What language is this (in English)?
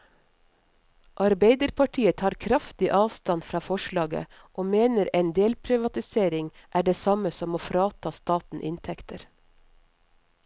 Norwegian